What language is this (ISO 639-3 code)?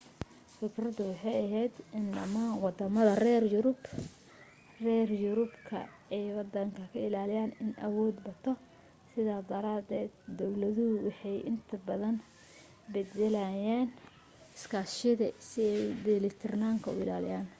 som